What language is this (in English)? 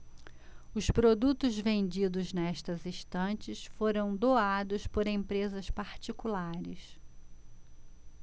Portuguese